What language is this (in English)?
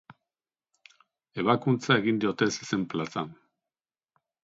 Basque